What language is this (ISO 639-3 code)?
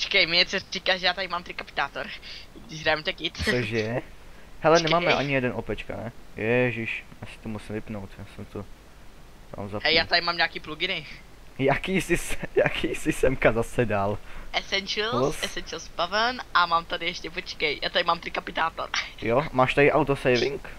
ces